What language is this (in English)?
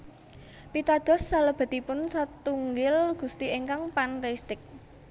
Javanese